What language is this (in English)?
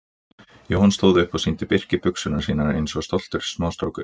Icelandic